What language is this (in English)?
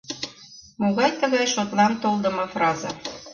Mari